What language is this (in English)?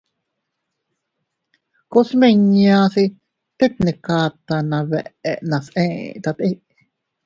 Teutila Cuicatec